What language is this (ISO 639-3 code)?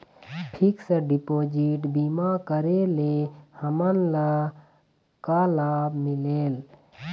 hne